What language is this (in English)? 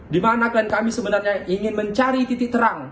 Indonesian